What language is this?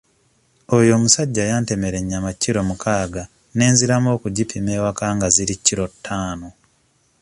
Ganda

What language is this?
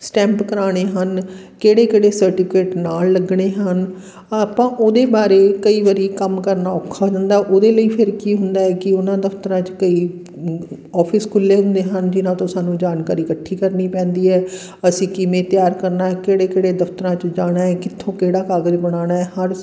Punjabi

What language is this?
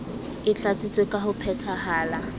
Southern Sotho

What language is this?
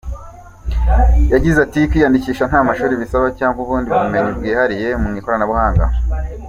Kinyarwanda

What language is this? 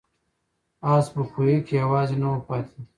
Pashto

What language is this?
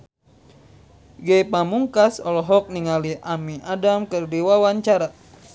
Sundanese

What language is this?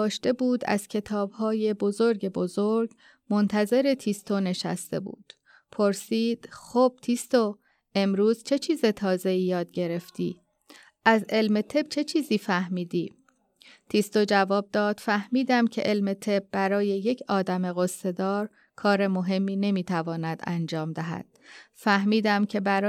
Persian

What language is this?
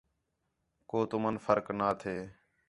Khetrani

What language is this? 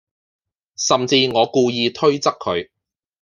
Cantonese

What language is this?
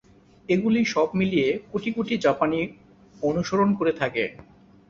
Bangla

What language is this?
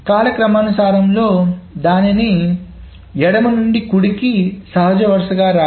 Telugu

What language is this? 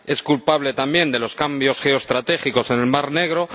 Spanish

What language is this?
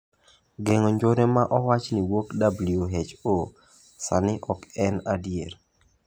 Luo (Kenya and Tanzania)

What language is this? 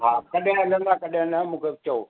Sindhi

